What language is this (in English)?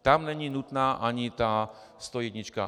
Czech